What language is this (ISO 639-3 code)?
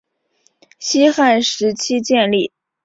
zho